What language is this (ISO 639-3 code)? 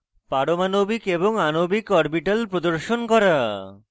ben